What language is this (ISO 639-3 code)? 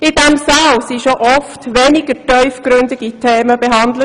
gsw